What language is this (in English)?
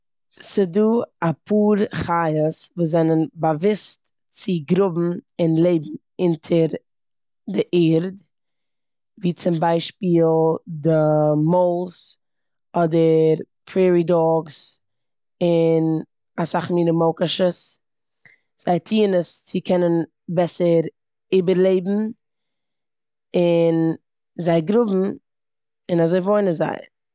Yiddish